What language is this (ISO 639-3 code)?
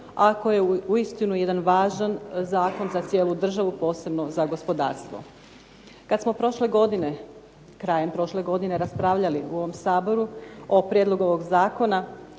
hrv